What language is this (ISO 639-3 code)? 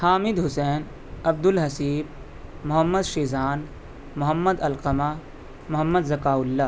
urd